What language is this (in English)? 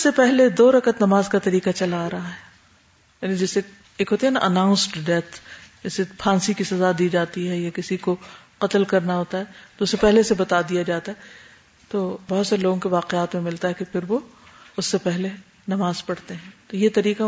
Urdu